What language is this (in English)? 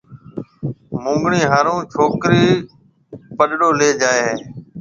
Marwari (Pakistan)